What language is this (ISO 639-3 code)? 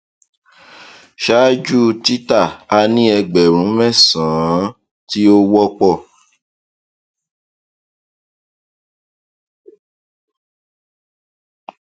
yor